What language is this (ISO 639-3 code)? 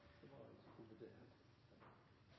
nno